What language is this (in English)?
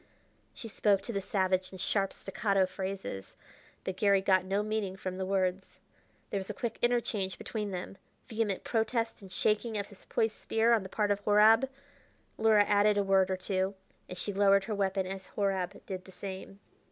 English